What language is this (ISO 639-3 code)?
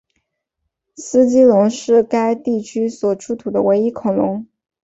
zho